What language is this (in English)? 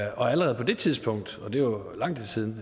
Danish